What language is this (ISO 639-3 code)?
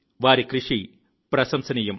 tel